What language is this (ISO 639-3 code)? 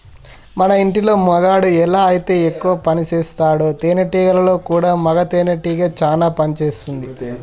tel